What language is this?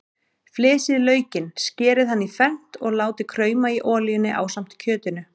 Icelandic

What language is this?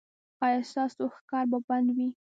Pashto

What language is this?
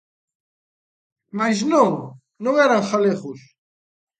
Galician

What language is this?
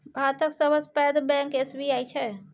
Maithili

